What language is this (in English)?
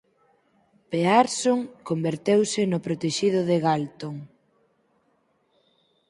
Galician